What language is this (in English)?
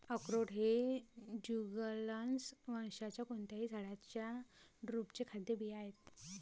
Marathi